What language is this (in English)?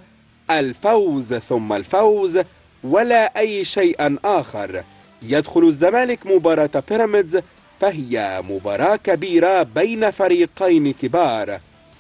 Arabic